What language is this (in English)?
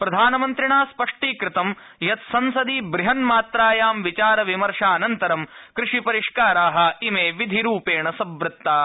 Sanskrit